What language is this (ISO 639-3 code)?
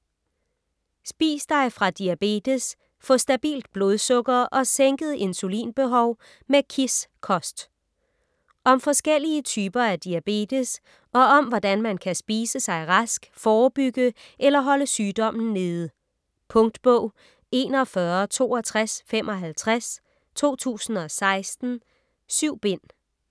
dan